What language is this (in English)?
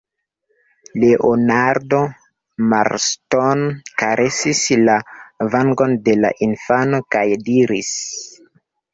Esperanto